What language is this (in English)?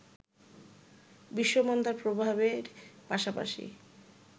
Bangla